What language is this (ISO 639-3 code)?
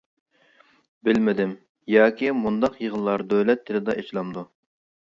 uig